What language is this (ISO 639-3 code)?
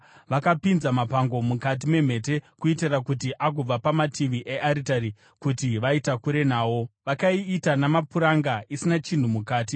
sna